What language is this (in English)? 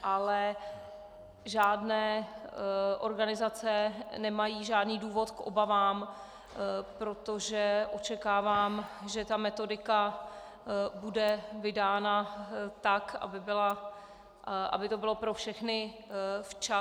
Czech